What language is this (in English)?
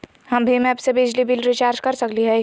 Magahi